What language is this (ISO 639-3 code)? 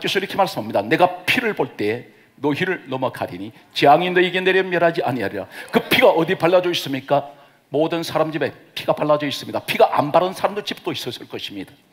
kor